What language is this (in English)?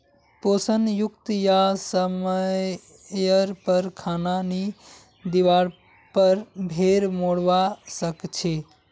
Magahi